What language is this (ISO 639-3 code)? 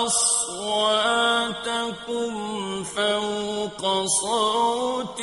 ara